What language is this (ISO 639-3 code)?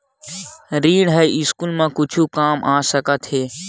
hne